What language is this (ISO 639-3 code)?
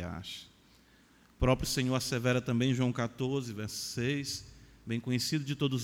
por